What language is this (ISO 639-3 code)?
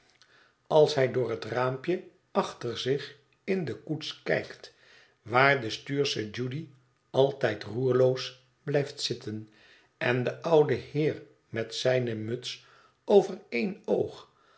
nld